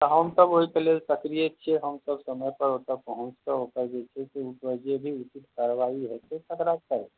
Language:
Maithili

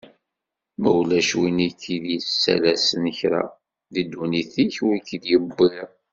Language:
Kabyle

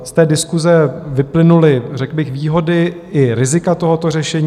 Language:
Czech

